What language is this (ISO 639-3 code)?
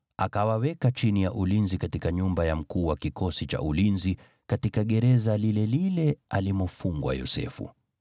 swa